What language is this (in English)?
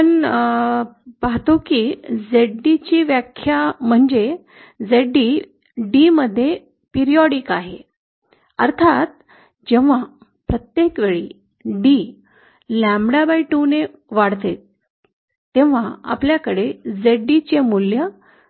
Marathi